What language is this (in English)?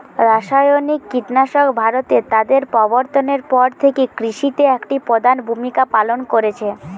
Bangla